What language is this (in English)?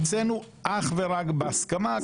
Hebrew